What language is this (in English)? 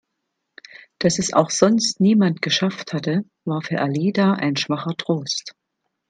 German